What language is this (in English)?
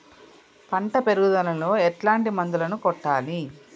Telugu